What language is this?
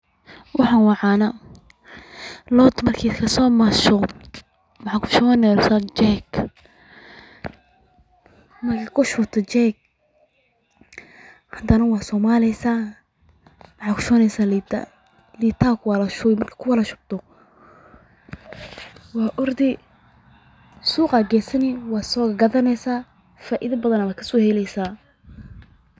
Somali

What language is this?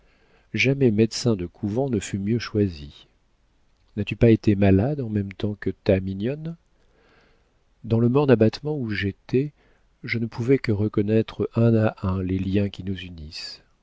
French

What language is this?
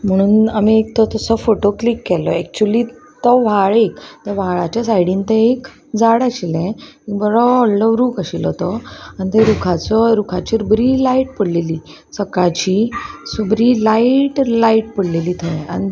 Konkani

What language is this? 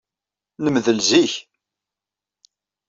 Kabyle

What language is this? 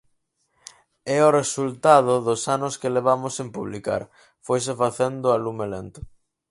Galician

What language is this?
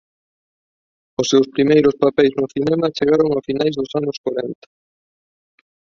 Galician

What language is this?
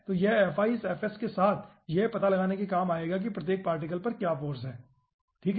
Hindi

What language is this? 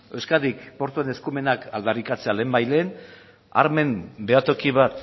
Basque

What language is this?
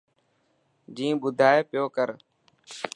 Dhatki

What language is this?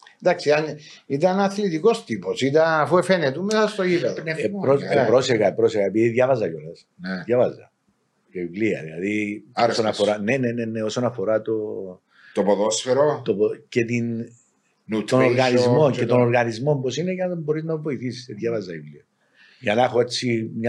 Greek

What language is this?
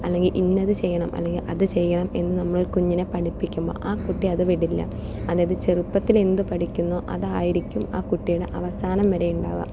Malayalam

